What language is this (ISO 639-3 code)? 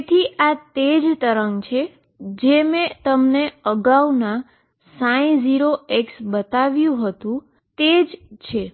guj